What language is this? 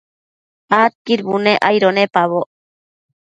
Matsés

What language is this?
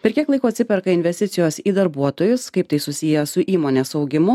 Lithuanian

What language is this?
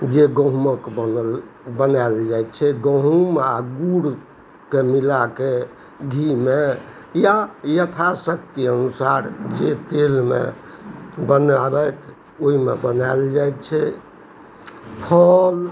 Maithili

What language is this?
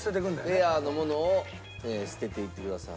Japanese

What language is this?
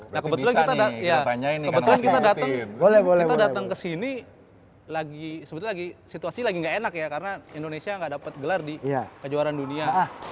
Indonesian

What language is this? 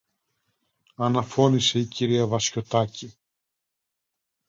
Greek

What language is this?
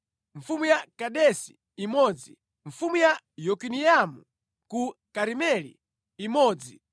Nyanja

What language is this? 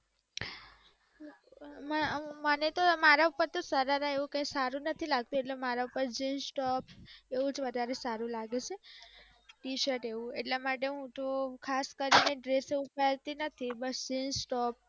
Gujarati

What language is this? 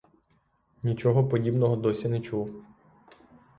Ukrainian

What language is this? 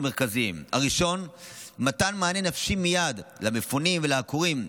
Hebrew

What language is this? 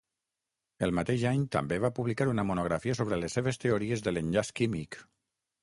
Catalan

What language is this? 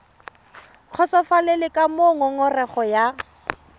Tswana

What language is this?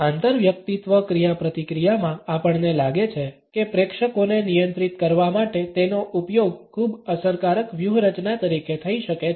Gujarati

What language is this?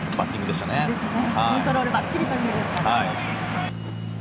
Japanese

